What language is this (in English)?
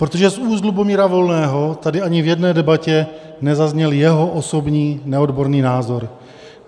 Czech